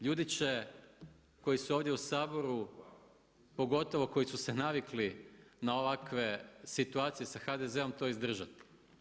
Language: Croatian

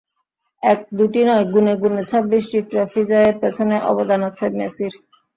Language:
Bangla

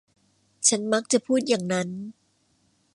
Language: Thai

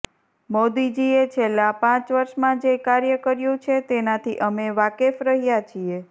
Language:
Gujarati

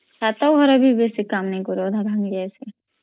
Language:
Odia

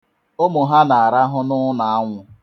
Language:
Igbo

